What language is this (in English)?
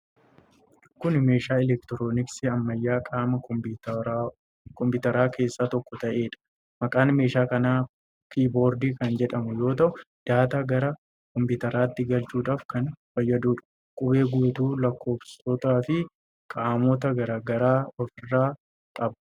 Oromo